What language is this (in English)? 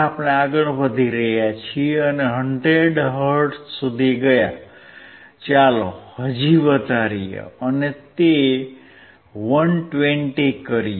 Gujarati